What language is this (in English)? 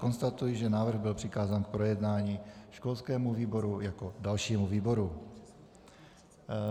Czech